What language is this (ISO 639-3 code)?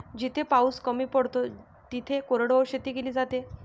mar